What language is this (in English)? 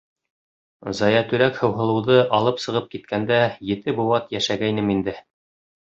Bashkir